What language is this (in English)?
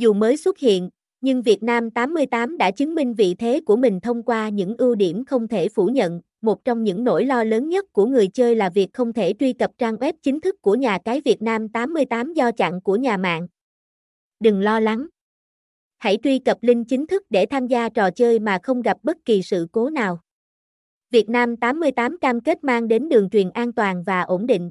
Vietnamese